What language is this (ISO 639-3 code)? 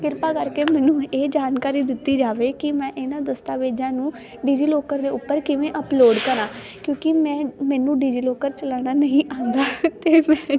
pan